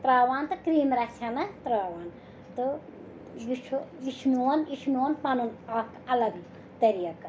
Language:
Kashmiri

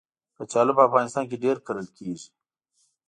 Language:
Pashto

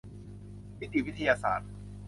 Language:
Thai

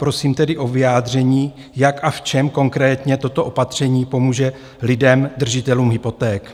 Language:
Czech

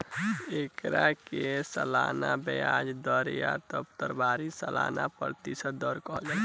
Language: Bhojpuri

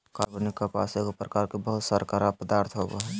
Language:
Magahi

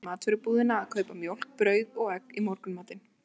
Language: Icelandic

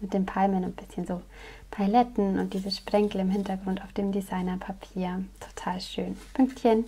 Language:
German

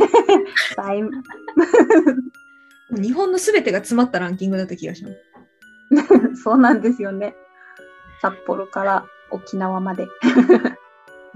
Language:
Japanese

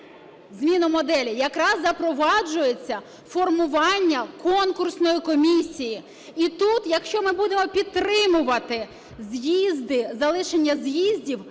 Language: Ukrainian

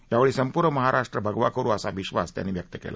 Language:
Marathi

